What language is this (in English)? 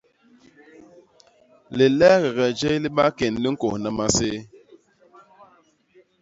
Basaa